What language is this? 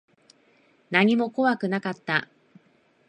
Japanese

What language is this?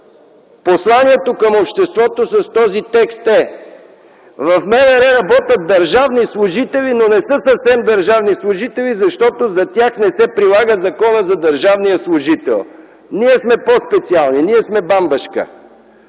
Bulgarian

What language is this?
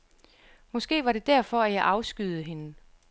Danish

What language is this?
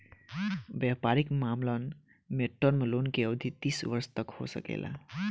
Bhojpuri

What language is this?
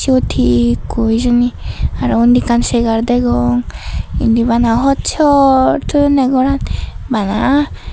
Chakma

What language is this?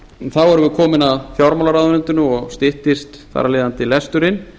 Icelandic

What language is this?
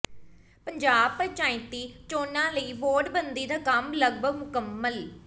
Punjabi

